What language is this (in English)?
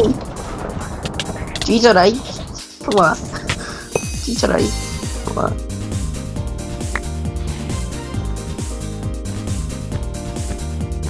Korean